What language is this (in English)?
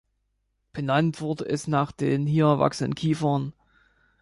German